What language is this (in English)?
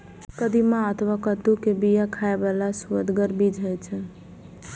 Maithili